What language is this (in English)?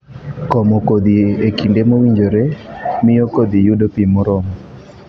Luo (Kenya and Tanzania)